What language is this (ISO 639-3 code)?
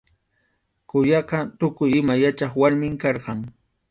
qxu